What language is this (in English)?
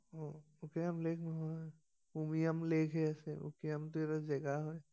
Assamese